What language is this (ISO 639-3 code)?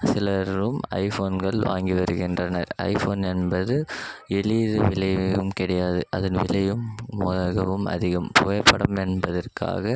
tam